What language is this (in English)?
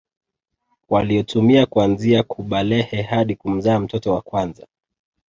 Swahili